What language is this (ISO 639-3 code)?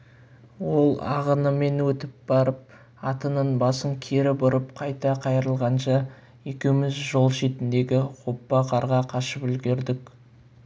kaz